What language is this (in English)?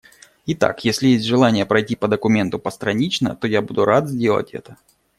Russian